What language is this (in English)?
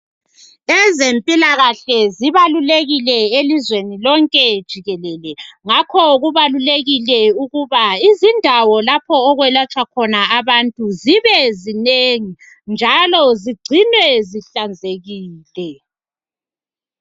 North Ndebele